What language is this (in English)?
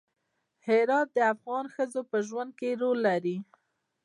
Pashto